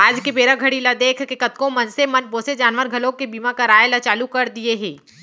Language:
Chhattisgarhi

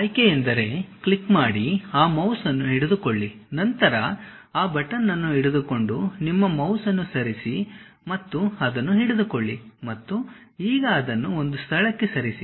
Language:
Kannada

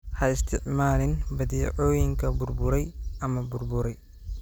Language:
Somali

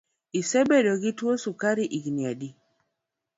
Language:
Luo (Kenya and Tanzania)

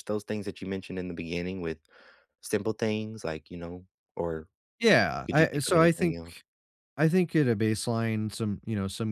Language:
English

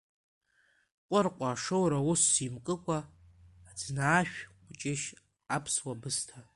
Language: Abkhazian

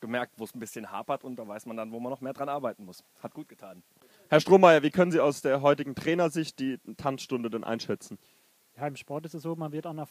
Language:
German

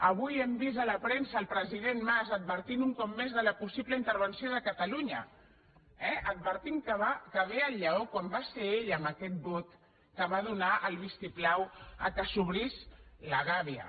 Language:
Catalan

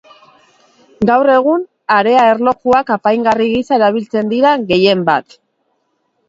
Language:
Basque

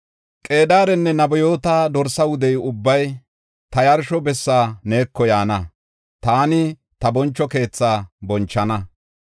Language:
Gofa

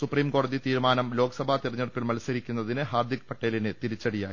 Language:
Malayalam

